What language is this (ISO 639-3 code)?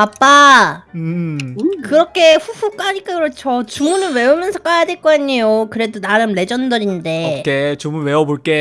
kor